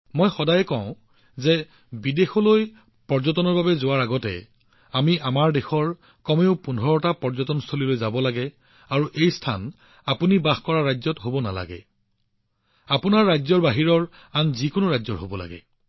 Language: Assamese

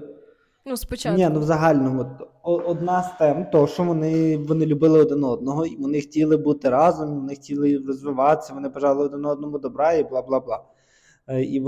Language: Ukrainian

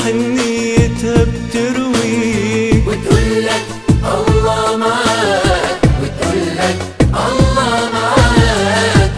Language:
Arabic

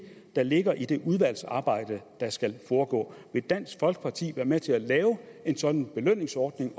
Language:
Danish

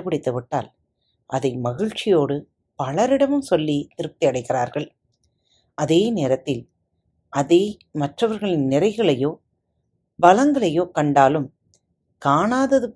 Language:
Tamil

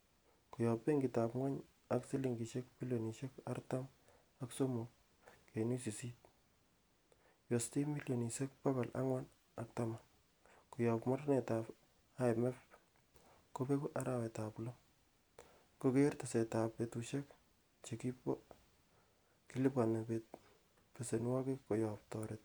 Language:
Kalenjin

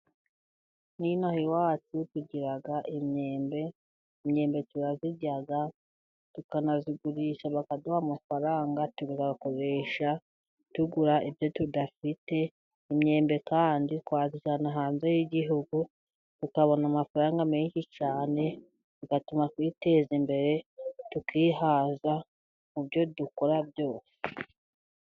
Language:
Kinyarwanda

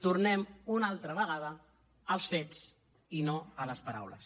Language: Catalan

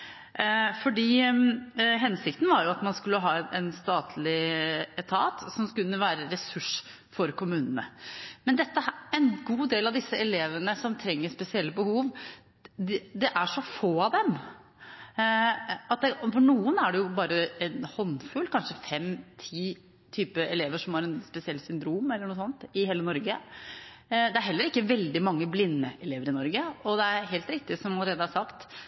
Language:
Norwegian Bokmål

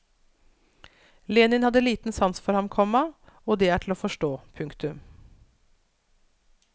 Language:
Norwegian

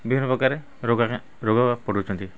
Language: Odia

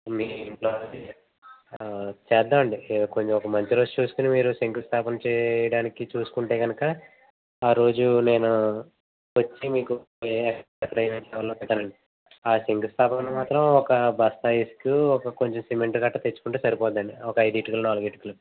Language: Telugu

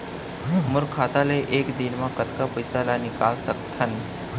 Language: Chhattisgarhi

